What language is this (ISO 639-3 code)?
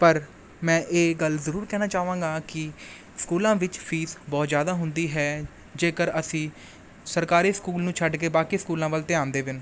pan